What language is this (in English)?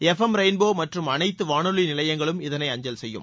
Tamil